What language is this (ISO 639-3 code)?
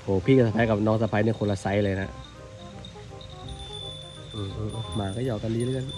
tha